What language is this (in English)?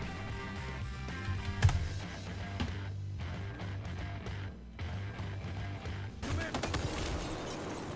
Finnish